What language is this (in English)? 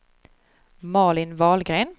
Swedish